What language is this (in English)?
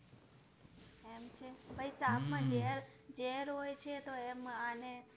Gujarati